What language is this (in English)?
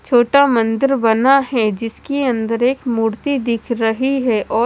Hindi